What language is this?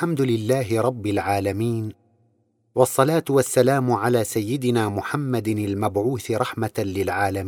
Arabic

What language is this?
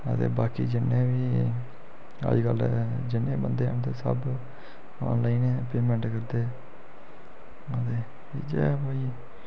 Dogri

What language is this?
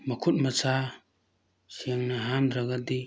Manipuri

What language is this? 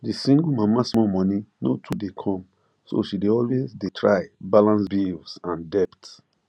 Nigerian Pidgin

